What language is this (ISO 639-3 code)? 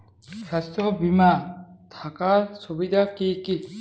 ben